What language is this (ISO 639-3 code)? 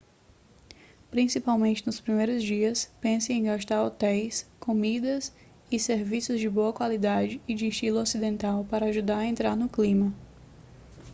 por